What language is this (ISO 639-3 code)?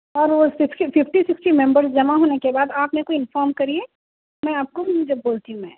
urd